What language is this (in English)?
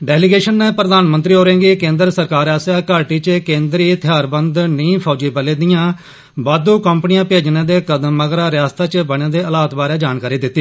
Dogri